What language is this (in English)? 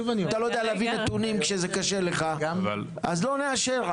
Hebrew